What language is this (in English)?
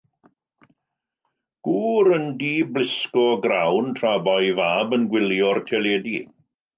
Welsh